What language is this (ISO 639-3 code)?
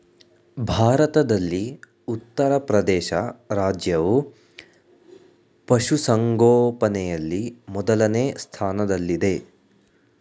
kan